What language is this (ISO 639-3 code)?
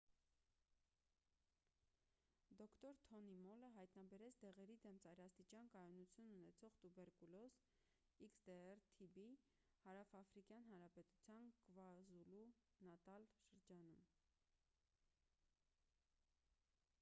hye